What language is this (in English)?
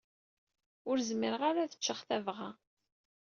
Kabyle